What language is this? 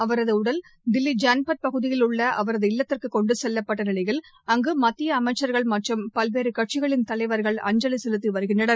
Tamil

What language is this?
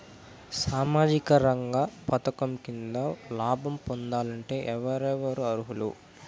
Telugu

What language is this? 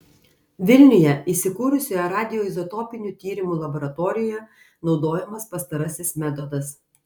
Lithuanian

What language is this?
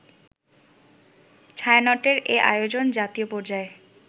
Bangla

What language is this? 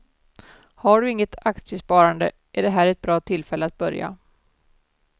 Swedish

